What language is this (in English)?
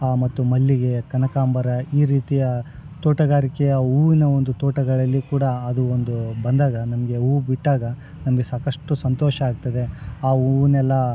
Kannada